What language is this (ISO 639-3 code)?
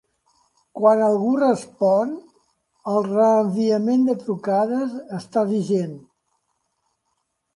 cat